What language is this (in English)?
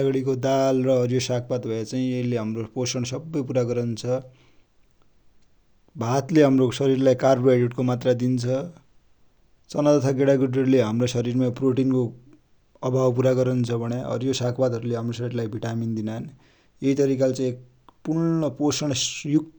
Dotyali